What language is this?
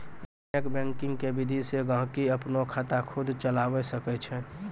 Maithili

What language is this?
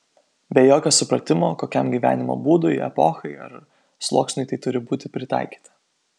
Lithuanian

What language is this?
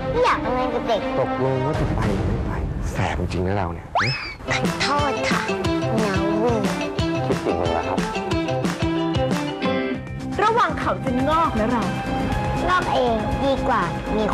Thai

